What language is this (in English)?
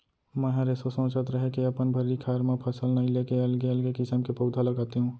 Chhattisgarhi